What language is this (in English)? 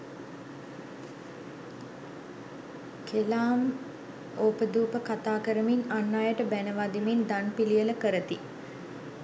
Sinhala